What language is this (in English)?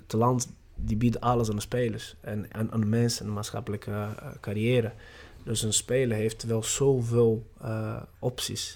Dutch